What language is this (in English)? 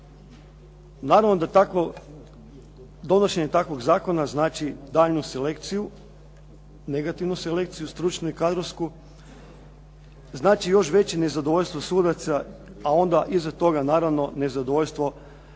Croatian